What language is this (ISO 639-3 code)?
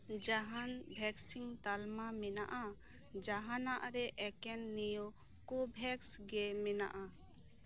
sat